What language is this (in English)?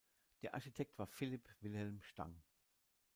German